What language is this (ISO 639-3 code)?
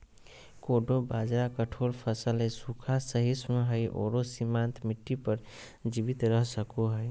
mag